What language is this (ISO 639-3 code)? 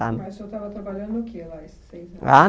por